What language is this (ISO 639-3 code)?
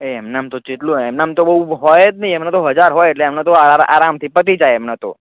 guj